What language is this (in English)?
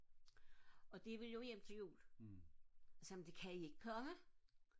Danish